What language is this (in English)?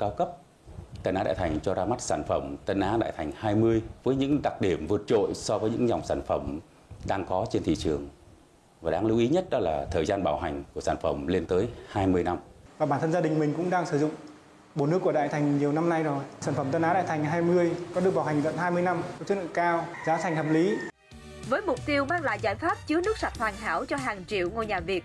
Vietnamese